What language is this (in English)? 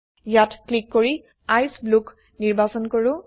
Assamese